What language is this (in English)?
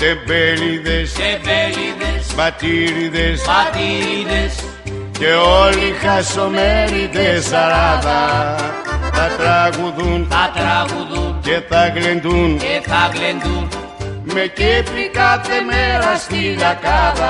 Greek